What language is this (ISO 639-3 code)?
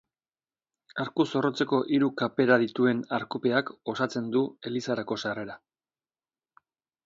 eus